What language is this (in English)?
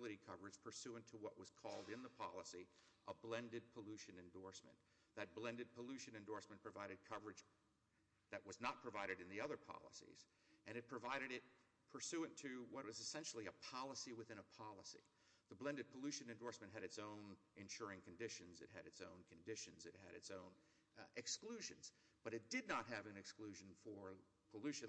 English